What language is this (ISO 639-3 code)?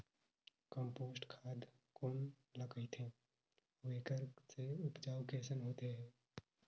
hne